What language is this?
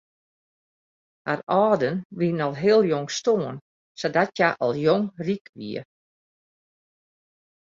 Western Frisian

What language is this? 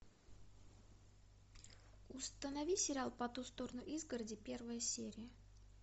Russian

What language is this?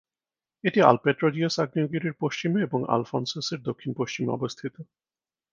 Bangla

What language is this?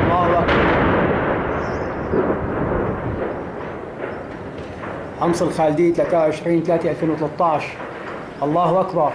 Arabic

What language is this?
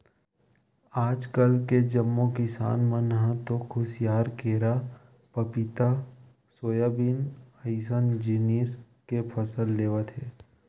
Chhattisgarhi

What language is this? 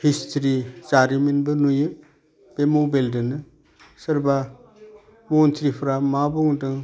Bodo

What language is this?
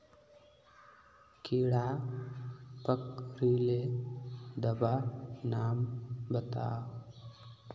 Magahi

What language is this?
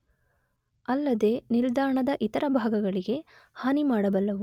Kannada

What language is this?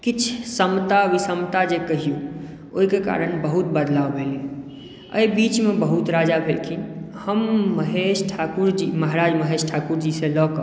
Maithili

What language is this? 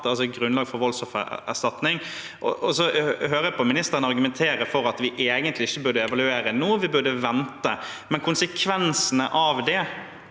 Norwegian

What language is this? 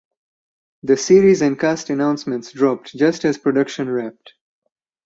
English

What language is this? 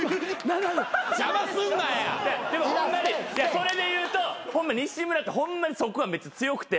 Japanese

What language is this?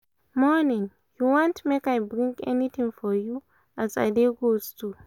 Nigerian Pidgin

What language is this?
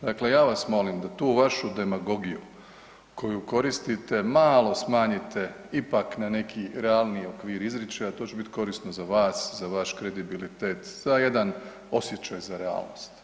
Croatian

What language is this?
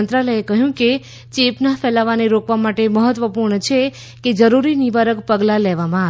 Gujarati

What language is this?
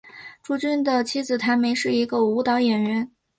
Chinese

